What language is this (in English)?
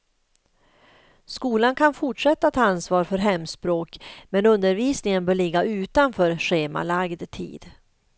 Swedish